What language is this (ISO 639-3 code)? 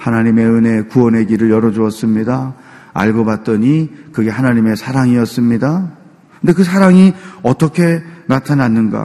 kor